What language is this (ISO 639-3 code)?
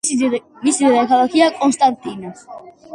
kat